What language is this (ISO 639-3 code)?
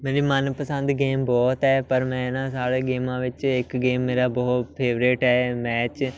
pan